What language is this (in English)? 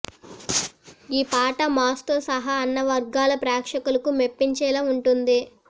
Telugu